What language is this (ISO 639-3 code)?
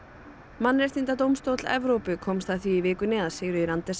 isl